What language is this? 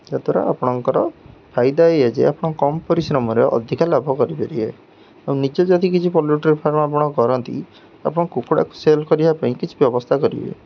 Odia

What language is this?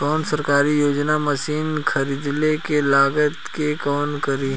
Bhojpuri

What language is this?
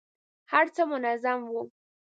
Pashto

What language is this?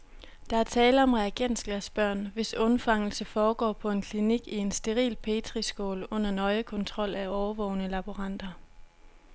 Danish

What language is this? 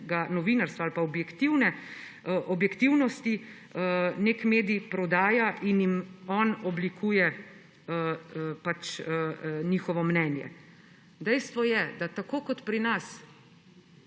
Slovenian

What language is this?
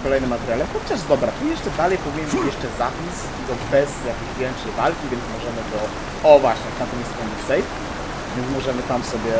Polish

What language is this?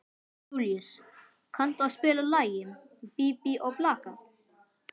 Icelandic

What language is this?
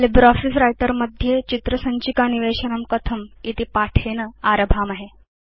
Sanskrit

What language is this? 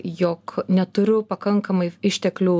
Lithuanian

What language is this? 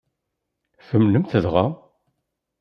Kabyle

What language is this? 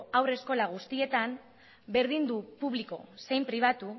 Basque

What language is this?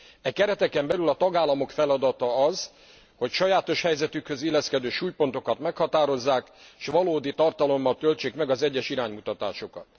Hungarian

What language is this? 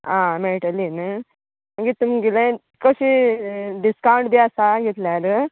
Konkani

